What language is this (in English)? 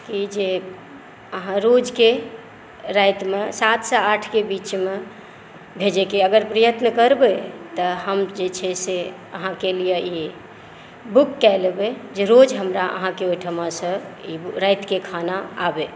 Maithili